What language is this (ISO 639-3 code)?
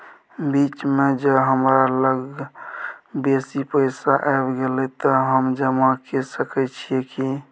mai